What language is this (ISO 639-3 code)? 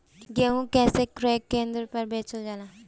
bho